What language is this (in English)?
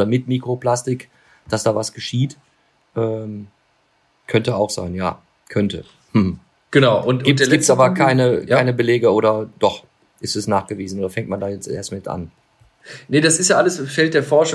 German